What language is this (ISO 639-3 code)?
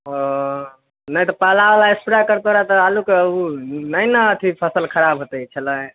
mai